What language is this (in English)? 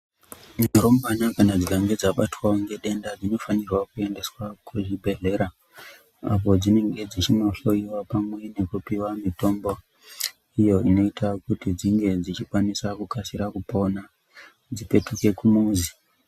Ndau